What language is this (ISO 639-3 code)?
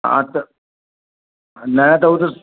snd